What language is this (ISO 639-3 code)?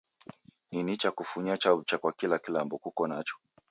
dav